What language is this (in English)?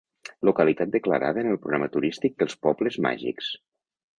Catalan